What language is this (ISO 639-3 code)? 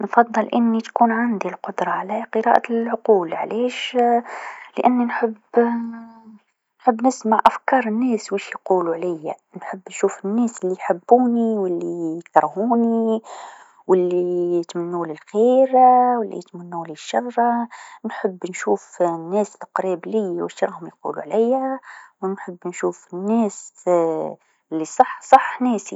aeb